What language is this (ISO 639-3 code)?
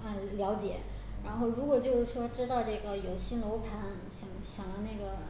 zho